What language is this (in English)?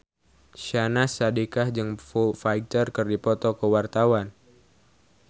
Sundanese